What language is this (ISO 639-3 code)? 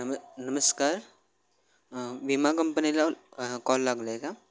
mar